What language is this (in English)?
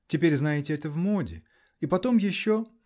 Russian